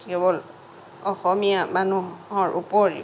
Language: Assamese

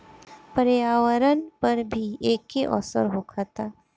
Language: Bhojpuri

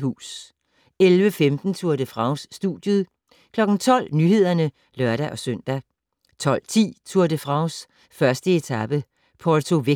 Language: Danish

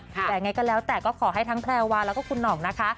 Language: Thai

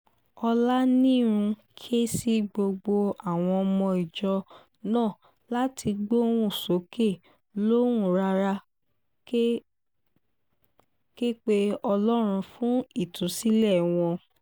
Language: Yoruba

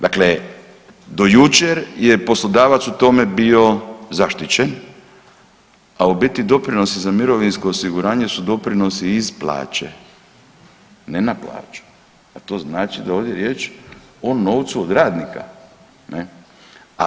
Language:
Croatian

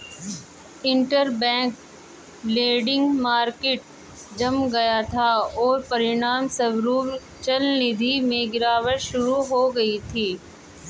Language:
Hindi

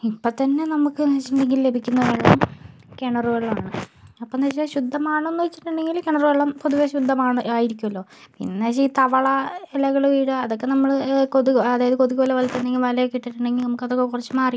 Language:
Malayalam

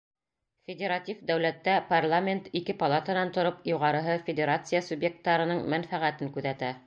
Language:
Bashkir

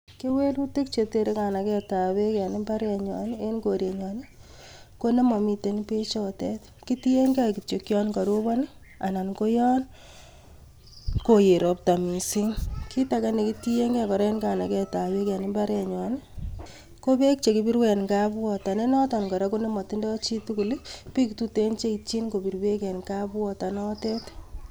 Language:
Kalenjin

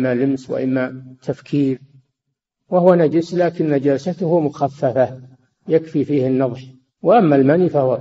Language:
Arabic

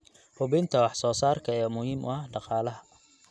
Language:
Somali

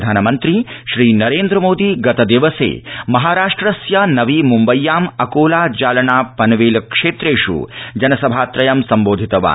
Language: Sanskrit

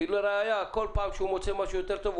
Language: Hebrew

